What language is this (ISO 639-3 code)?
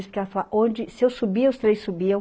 por